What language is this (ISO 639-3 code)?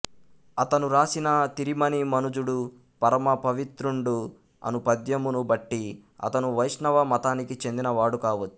tel